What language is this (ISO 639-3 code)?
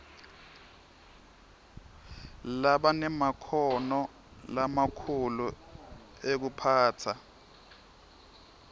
ssw